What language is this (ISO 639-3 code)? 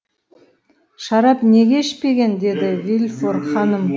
kaz